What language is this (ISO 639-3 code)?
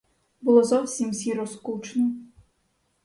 ukr